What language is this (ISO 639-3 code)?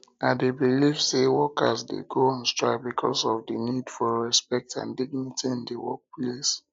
pcm